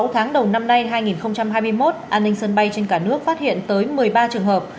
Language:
Vietnamese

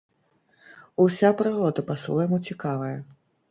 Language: Belarusian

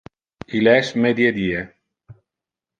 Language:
Interlingua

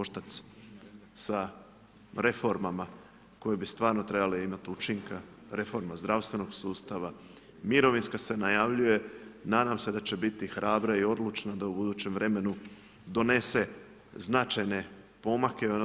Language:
Croatian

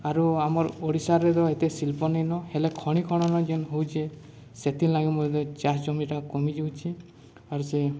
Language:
Odia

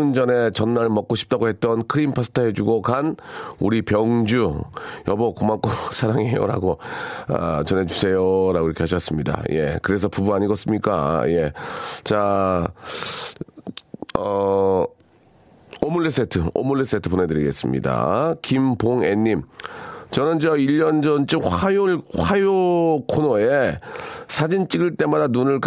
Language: Korean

